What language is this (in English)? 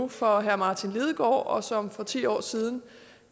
Danish